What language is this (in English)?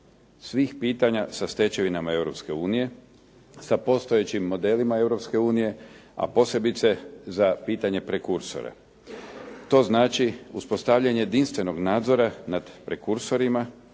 Croatian